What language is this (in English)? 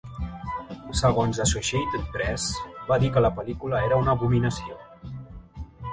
Catalan